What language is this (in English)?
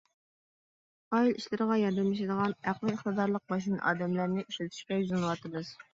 Uyghur